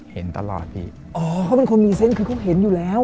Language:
Thai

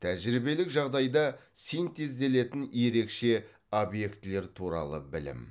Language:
Kazakh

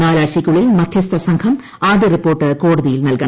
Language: Malayalam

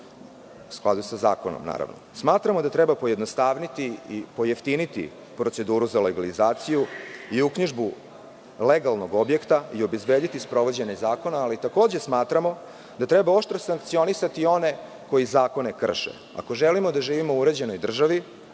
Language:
Serbian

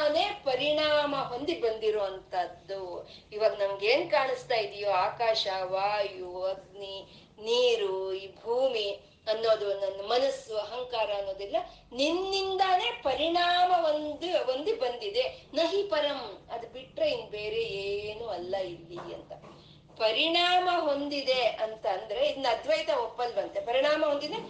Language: Kannada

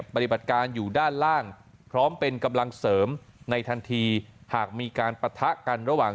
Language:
Thai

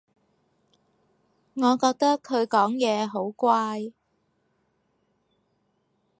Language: Cantonese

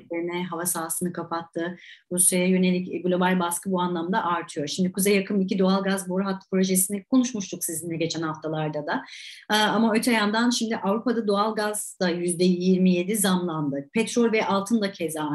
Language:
Turkish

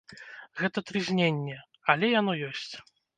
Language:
Belarusian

